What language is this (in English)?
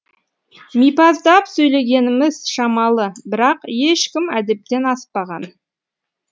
Kazakh